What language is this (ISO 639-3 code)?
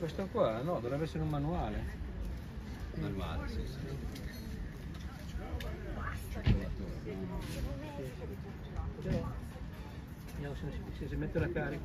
ita